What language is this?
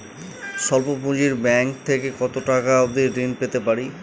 Bangla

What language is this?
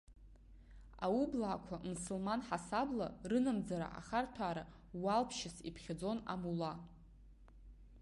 Abkhazian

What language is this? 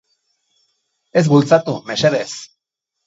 Basque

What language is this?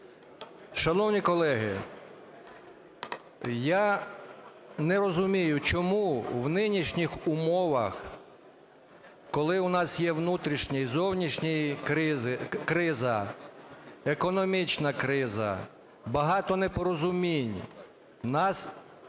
Ukrainian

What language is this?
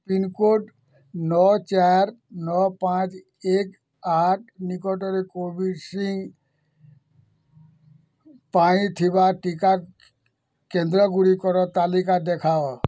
Odia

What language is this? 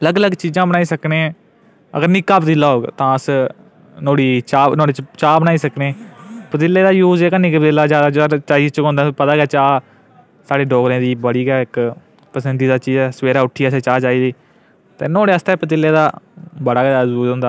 Dogri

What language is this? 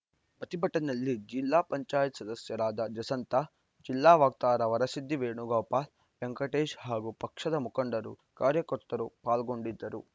Kannada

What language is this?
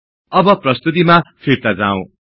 Nepali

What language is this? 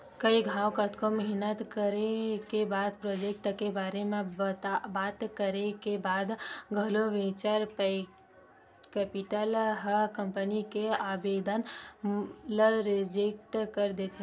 Chhattisgarhi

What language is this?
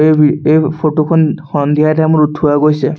Assamese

